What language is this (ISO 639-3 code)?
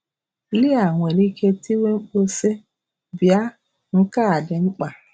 ibo